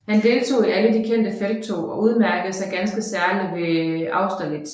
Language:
Danish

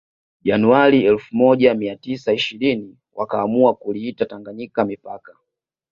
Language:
Swahili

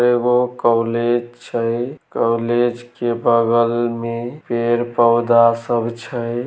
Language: Maithili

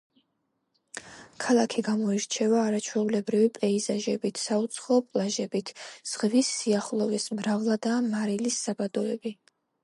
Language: Georgian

